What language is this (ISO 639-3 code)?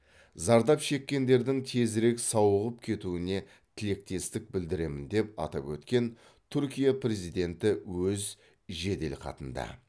kaz